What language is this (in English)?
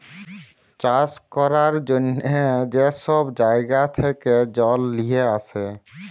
Bangla